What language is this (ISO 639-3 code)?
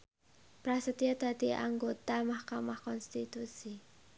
jav